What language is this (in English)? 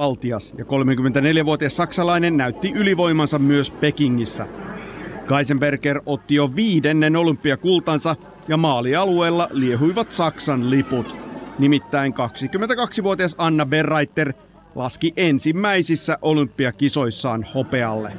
Finnish